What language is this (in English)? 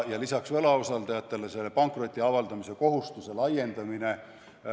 Estonian